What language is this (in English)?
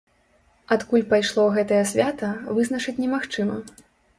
Belarusian